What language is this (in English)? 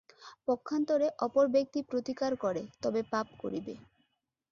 Bangla